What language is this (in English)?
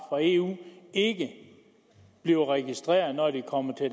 Danish